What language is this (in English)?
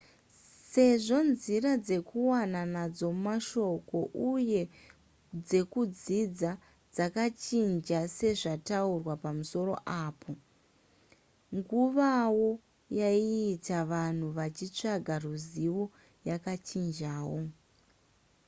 Shona